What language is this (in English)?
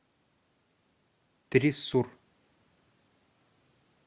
Russian